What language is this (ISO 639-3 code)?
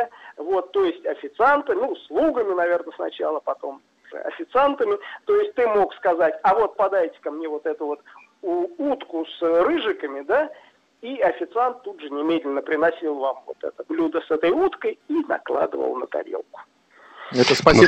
rus